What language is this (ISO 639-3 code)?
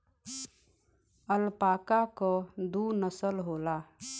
bho